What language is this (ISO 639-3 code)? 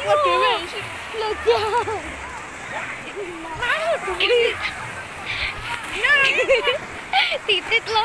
ind